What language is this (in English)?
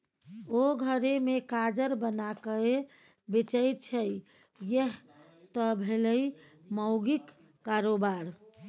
Maithili